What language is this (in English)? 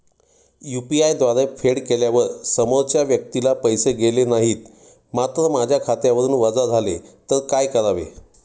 Marathi